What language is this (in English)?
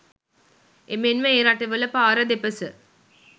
Sinhala